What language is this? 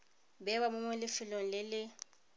Tswana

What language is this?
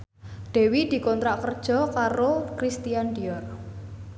Javanese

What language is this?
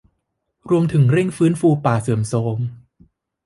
Thai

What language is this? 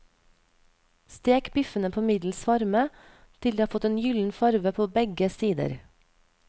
Norwegian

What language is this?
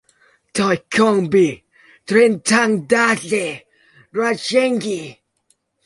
Vietnamese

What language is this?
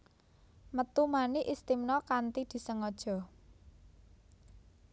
Javanese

